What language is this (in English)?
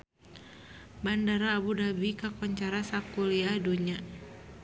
Sundanese